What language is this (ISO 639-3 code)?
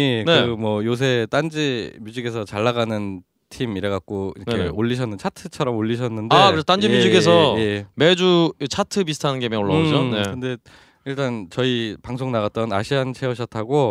kor